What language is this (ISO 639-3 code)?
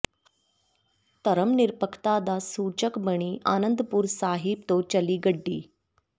pan